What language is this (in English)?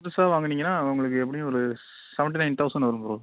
Tamil